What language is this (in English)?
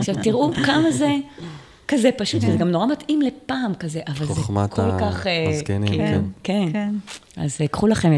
Hebrew